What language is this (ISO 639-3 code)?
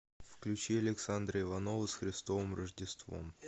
rus